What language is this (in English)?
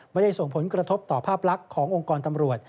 Thai